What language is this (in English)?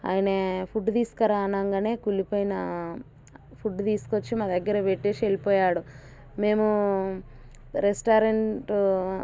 Telugu